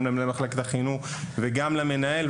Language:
Hebrew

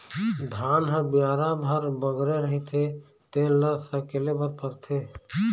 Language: Chhattisgarhi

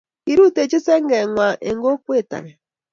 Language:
Kalenjin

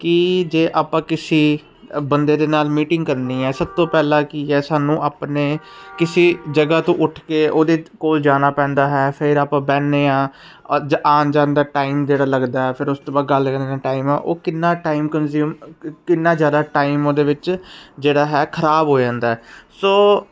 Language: Punjabi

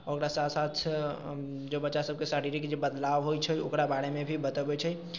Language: Maithili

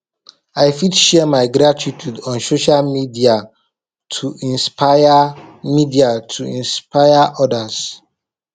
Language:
Nigerian Pidgin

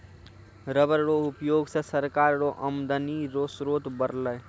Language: Maithili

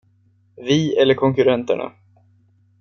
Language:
Swedish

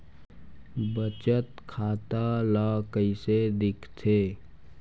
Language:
Chhattisgarhi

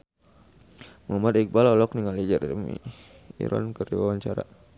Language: Sundanese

